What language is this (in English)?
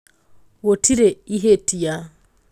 Kikuyu